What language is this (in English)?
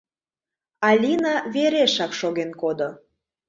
Mari